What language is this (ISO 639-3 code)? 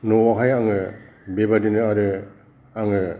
brx